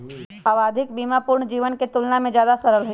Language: Magahi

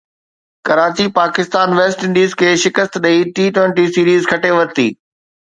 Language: Sindhi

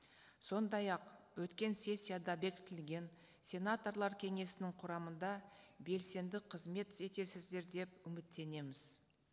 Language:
Kazakh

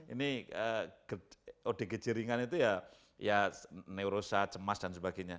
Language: Indonesian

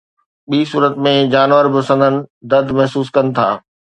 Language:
Sindhi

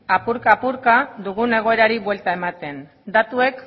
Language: Basque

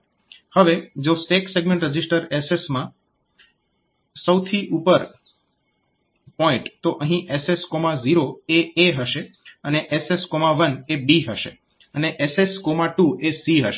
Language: Gujarati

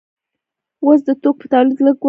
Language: Pashto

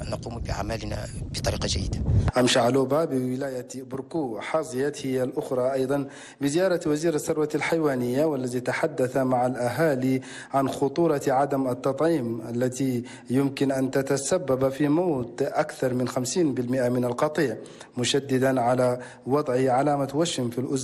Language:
Arabic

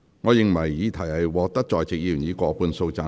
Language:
Cantonese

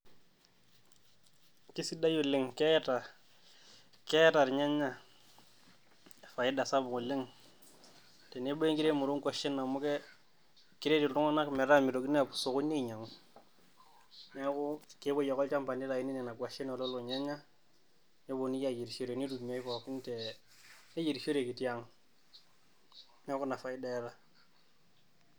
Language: Masai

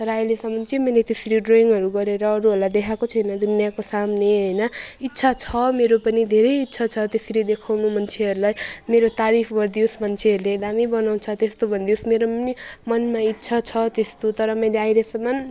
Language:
Nepali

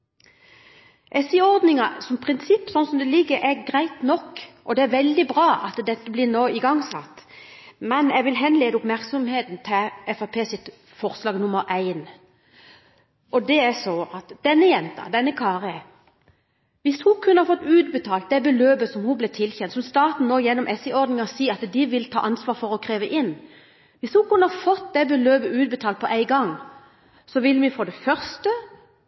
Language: Norwegian Bokmål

